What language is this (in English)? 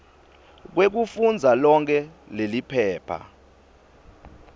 Swati